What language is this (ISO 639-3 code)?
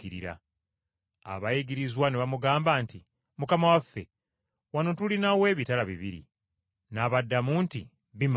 lug